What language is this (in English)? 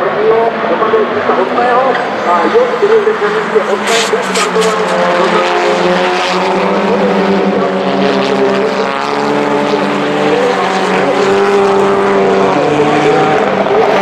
Czech